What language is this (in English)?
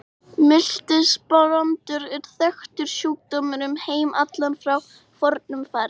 Icelandic